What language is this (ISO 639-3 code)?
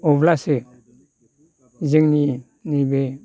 brx